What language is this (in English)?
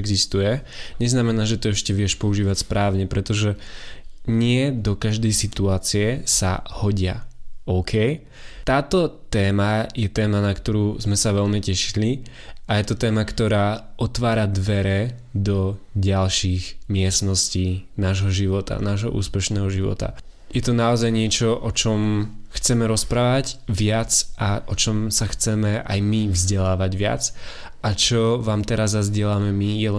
Slovak